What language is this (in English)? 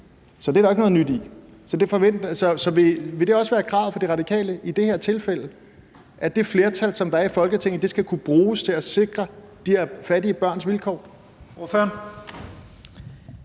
Danish